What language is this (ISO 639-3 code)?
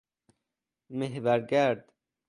fas